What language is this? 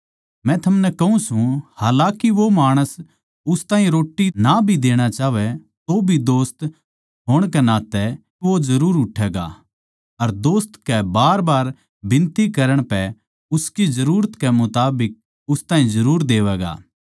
Haryanvi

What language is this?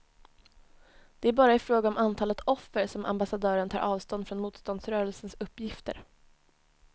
Swedish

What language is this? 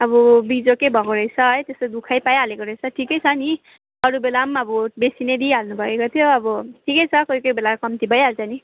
Nepali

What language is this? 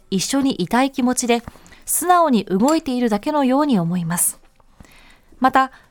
Japanese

